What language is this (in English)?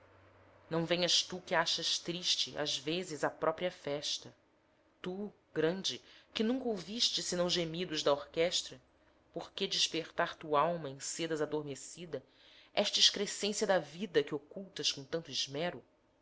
Portuguese